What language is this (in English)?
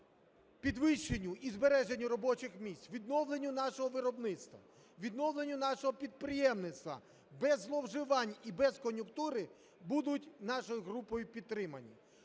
Ukrainian